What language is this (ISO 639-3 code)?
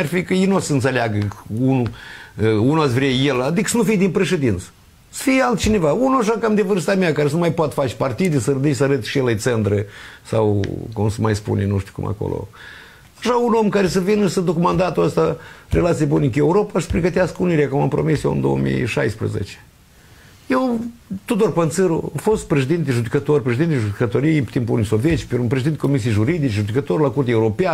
ron